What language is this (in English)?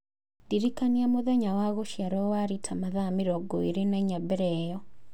Kikuyu